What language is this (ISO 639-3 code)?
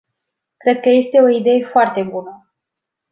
ron